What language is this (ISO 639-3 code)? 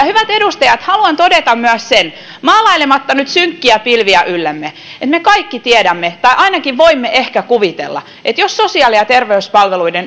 fin